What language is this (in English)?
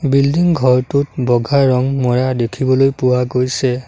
Assamese